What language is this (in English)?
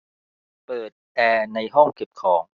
Thai